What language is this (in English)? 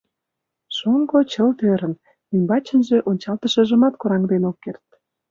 Mari